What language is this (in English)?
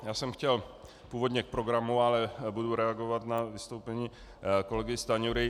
Czech